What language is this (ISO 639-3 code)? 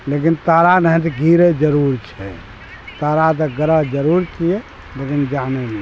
mai